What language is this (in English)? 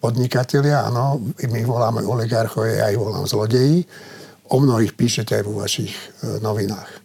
Slovak